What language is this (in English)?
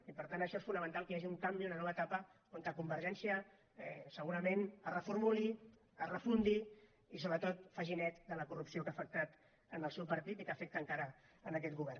Catalan